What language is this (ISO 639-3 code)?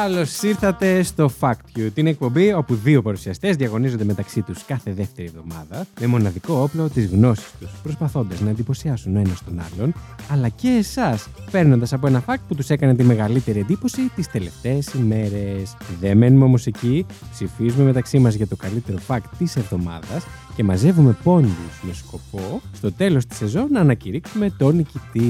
ell